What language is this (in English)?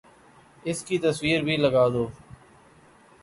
Urdu